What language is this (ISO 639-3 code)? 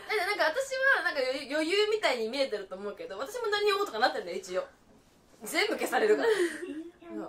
jpn